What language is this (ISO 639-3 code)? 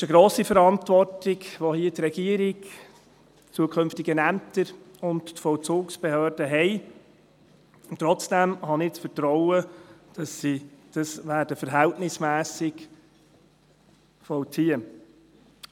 gsw